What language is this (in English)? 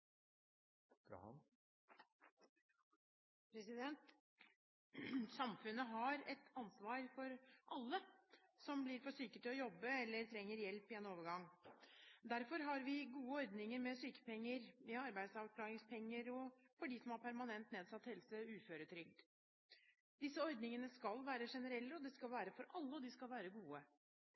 Norwegian